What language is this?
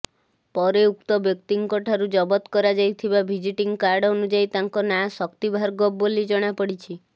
Odia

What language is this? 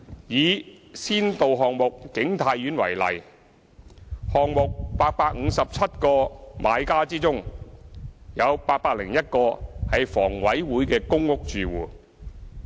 Cantonese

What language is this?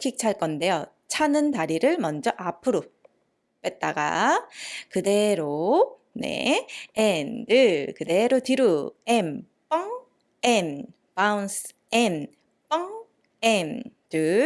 Korean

